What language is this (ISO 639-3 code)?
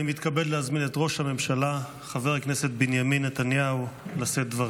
heb